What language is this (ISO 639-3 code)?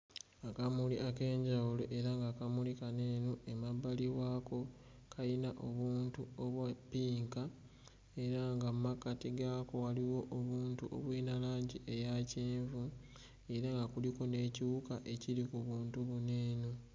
lug